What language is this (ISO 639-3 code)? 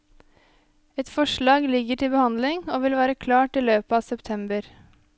nor